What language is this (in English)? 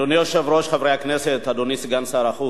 Hebrew